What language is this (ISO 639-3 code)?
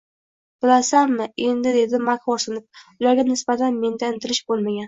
uzb